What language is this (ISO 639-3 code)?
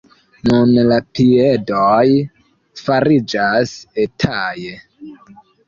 epo